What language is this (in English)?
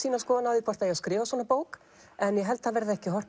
Icelandic